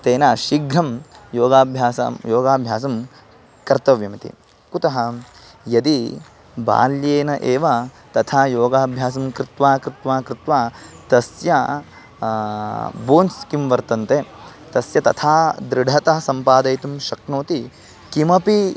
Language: Sanskrit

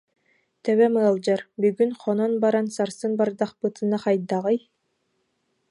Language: Yakut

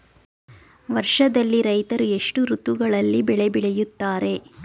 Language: Kannada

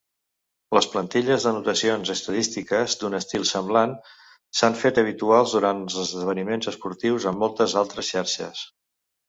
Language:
Catalan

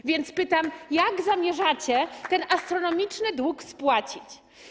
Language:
Polish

